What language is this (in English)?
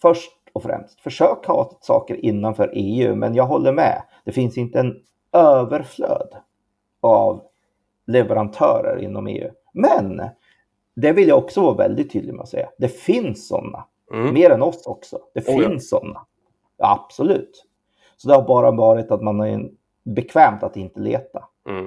Swedish